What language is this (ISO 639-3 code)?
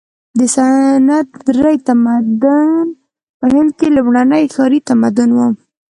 pus